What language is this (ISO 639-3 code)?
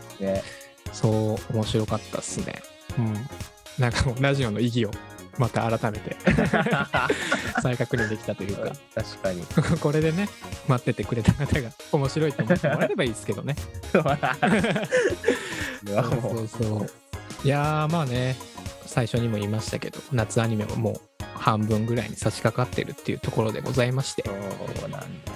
jpn